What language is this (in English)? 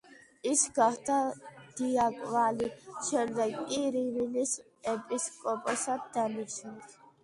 Georgian